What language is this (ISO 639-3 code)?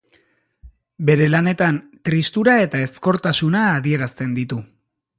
eus